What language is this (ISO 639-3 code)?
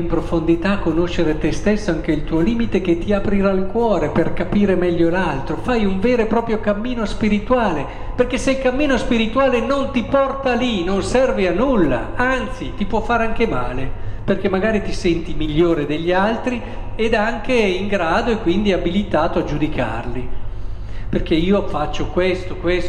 ita